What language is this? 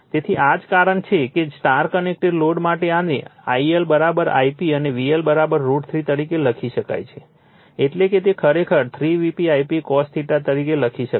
Gujarati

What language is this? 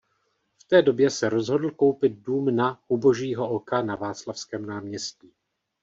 Czech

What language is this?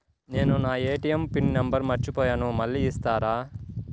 Telugu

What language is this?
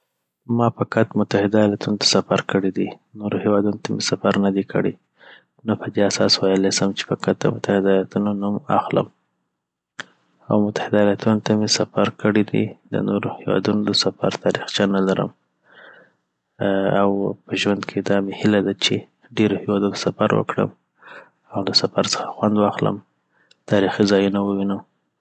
Southern Pashto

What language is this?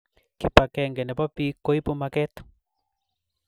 Kalenjin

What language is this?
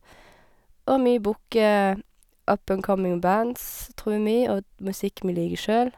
Norwegian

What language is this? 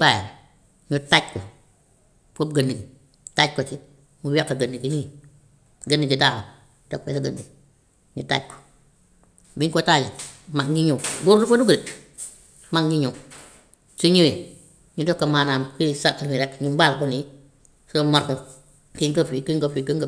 Gambian Wolof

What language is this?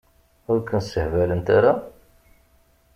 Kabyle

